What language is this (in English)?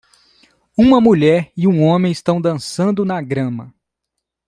Portuguese